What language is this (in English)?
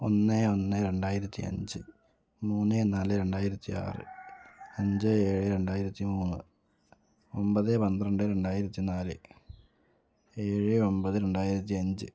Malayalam